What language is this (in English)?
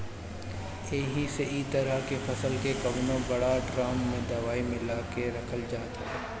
Bhojpuri